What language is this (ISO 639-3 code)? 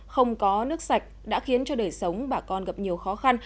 vie